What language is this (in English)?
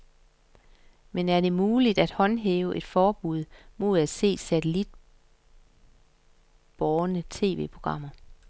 Danish